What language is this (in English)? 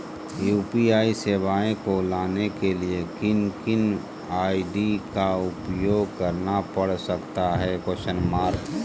Magahi